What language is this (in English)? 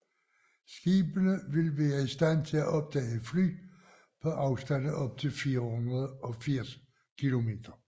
Danish